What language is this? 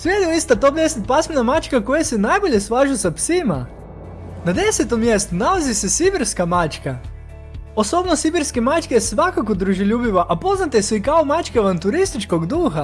Croatian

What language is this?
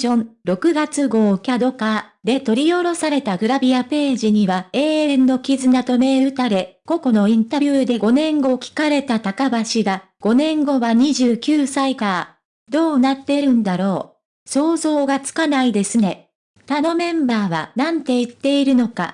Japanese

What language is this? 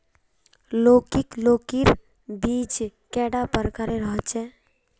Magahi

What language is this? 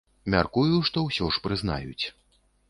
Belarusian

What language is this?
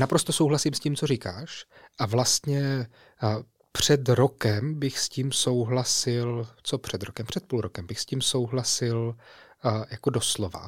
Czech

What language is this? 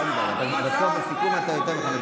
Hebrew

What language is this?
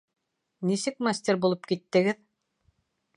Bashkir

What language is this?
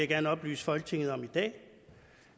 Danish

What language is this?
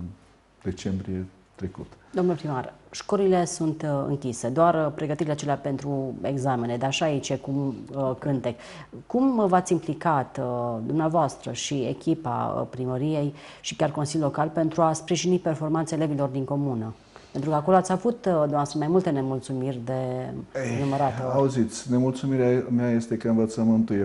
Romanian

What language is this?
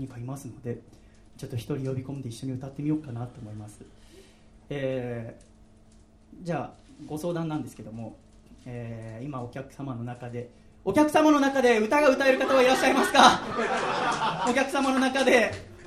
Japanese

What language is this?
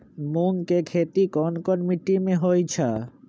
Magahi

